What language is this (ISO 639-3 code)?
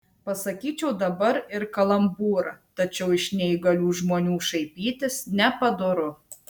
lit